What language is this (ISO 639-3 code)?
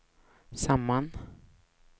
swe